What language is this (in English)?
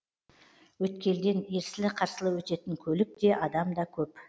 Kazakh